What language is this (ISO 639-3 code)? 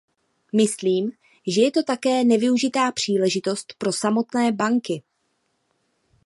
ces